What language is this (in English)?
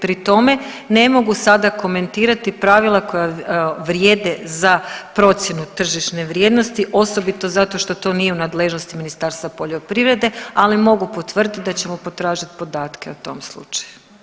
Croatian